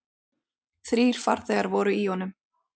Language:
Icelandic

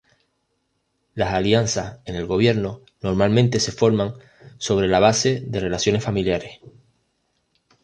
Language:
Spanish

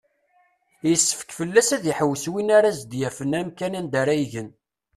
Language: Kabyle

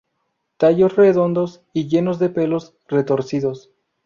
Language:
Spanish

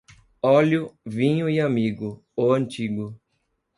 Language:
Portuguese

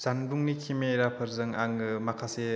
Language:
Bodo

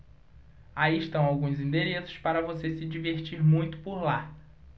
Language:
Portuguese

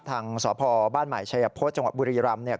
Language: Thai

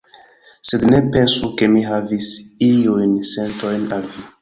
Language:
Esperanto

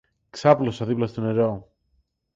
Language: Greek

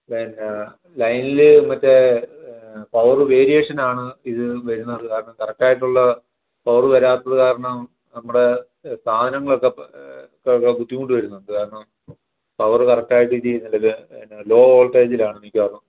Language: Malayalam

